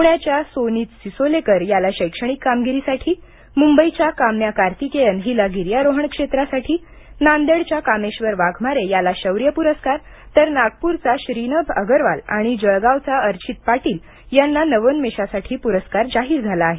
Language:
Marathi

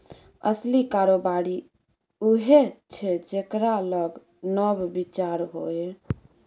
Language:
Maithili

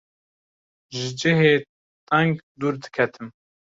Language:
Kurdish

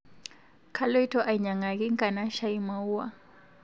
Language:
Masai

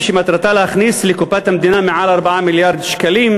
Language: Hebrew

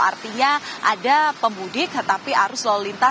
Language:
Indonesian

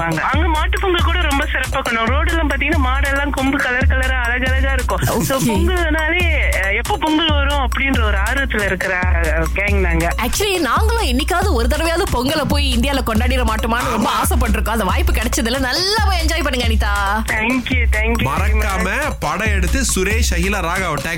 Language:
Tamil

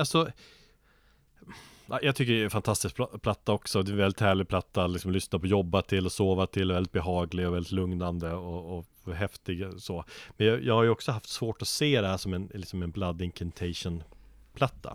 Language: Swedish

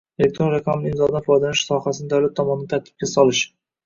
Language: Uzbek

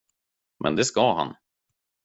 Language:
Swedish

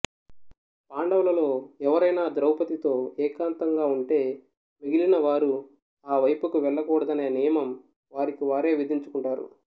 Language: Telugu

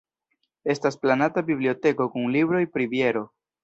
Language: Esperanto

